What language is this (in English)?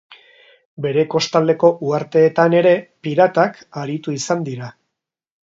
Basque